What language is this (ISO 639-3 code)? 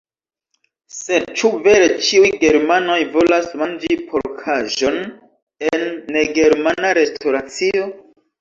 epo